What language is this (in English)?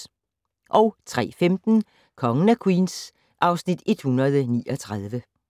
Danish